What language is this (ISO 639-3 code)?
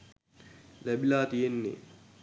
sin